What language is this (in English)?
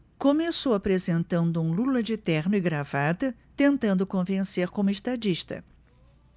Portuguese